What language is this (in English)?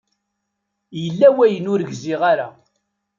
Kabyle